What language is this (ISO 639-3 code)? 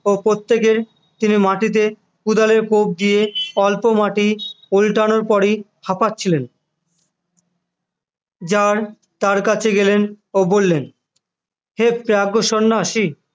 ben